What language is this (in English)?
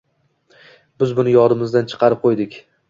Uzbek